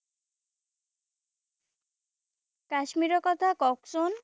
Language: Assamese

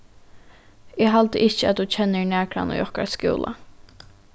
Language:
Faroese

